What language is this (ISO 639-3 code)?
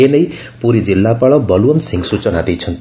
ori